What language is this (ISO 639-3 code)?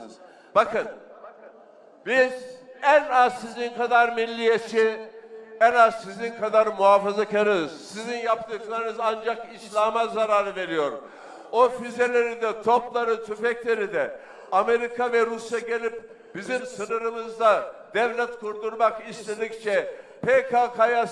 tur